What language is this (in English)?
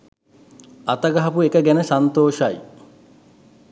Sinhala